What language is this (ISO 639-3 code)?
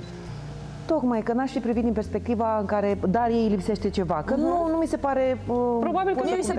ron